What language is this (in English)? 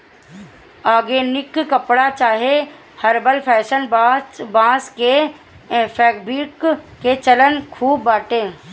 Bhojpuri